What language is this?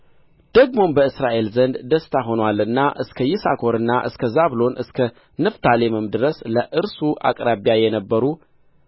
Amharic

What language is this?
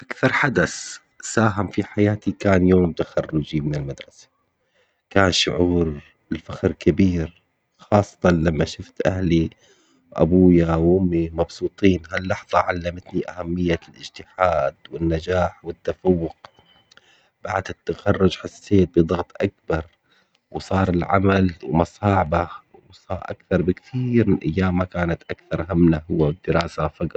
Omani Arabic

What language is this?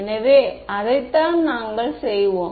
Tamil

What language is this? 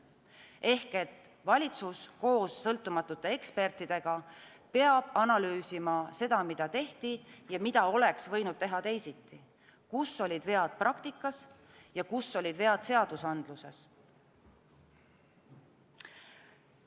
Estonian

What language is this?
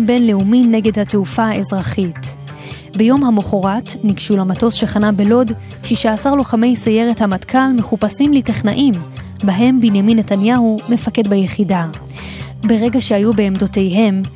Hebrew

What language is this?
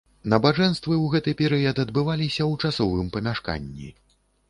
Belarusian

